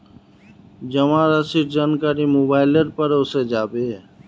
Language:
Magahi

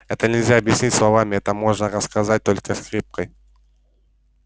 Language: Russian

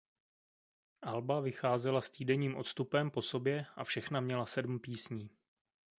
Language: Czech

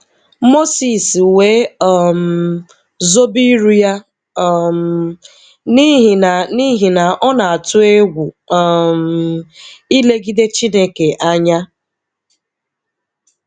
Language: Igbo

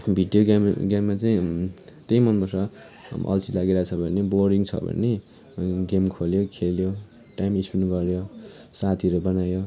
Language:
Nepali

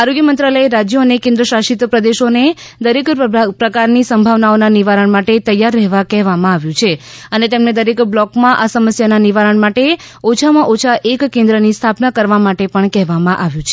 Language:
Gujarati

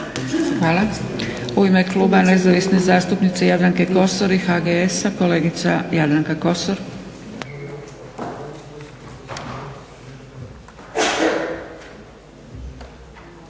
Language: Croatian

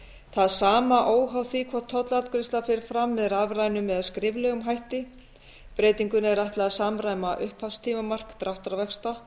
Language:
Icelandic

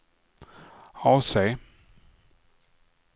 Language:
Swedish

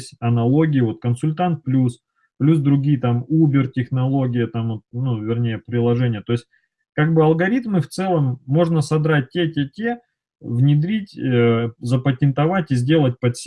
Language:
Russian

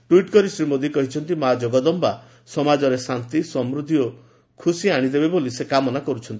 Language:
Odia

